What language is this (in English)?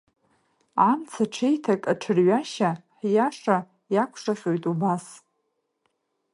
Abkhazian